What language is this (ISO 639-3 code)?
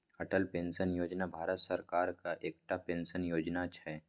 mai